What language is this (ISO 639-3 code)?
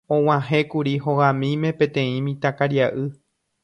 grn